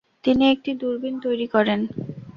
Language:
Bangla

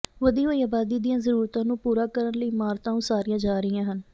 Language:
Punjabi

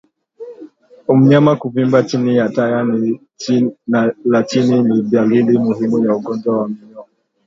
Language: Swahili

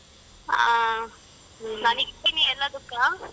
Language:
Kannada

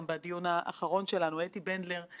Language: Hebrew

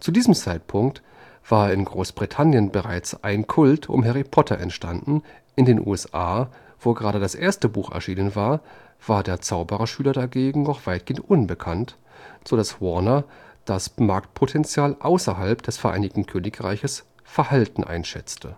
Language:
German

